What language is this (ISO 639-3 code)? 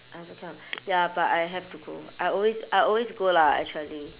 eng